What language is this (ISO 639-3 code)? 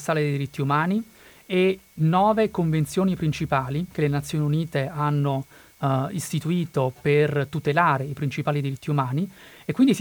ita